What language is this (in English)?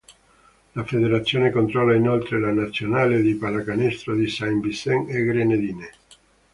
Italian